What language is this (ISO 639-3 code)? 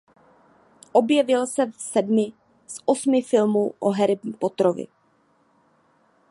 ces